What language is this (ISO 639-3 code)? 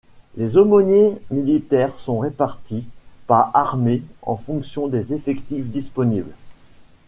fra